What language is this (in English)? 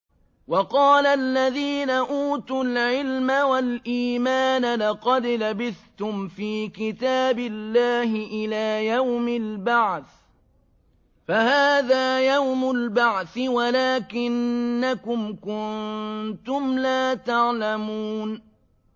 Arabic